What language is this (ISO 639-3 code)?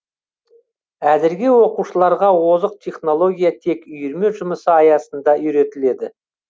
kaz